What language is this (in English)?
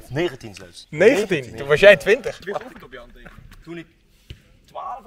Dutch